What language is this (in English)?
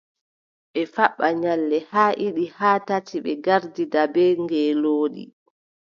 Adamawa Fulfulde